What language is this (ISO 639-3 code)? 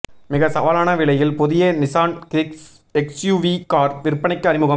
tam